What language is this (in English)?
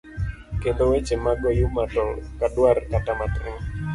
Luo (Kenya and Tanzania)